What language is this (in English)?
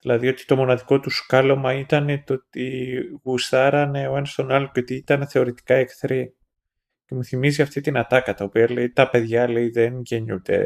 Greek